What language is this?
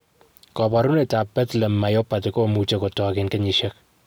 Kalenjin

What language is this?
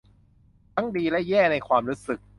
Thai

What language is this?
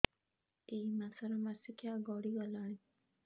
Odia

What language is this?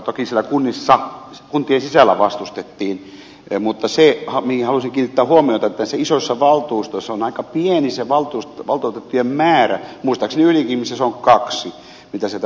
Finnish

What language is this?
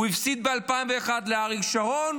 Hebrew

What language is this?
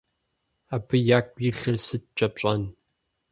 Kabardian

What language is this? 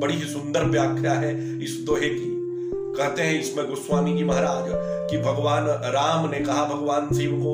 Hindi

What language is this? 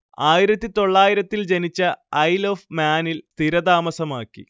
Malayalam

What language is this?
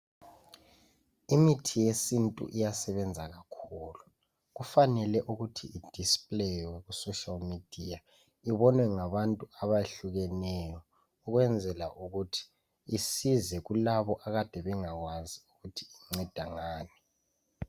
North Ndebele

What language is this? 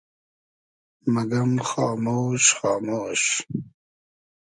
Hazaragi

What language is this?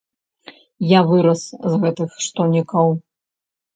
Belarusian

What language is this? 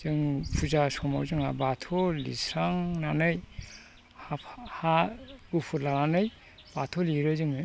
Bodo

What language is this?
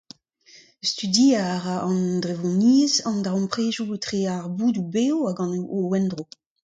Breton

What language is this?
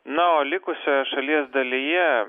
Lithuanian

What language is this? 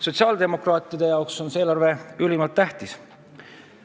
Estonian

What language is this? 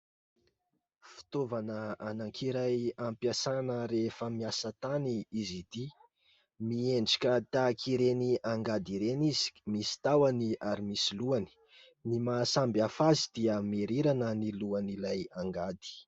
Malagasy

